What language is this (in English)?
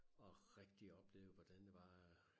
Danish